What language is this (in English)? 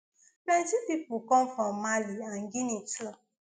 Nigerian Pidgin